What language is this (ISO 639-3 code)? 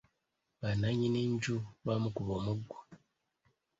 lug